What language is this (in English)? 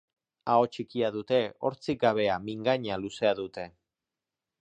Basque